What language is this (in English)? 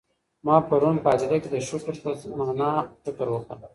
Pashto